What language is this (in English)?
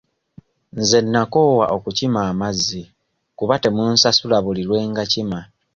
Ganda